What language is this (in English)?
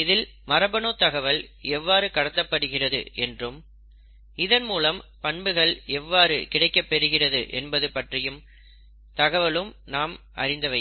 Tamil